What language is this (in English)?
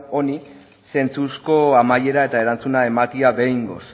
Basque